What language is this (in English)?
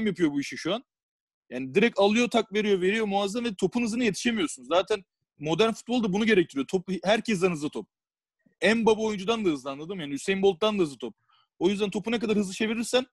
Turkish